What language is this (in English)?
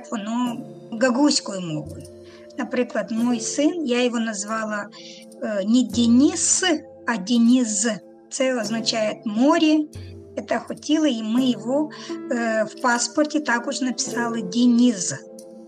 Ukrainian